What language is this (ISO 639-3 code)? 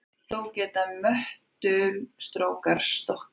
isl